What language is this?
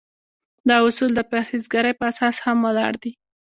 Pashto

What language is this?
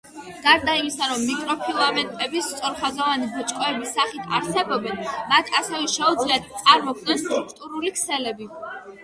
Georgian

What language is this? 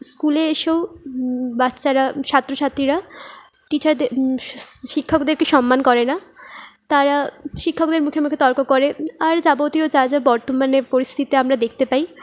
Bangla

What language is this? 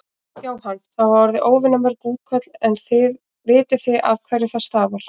Icelandic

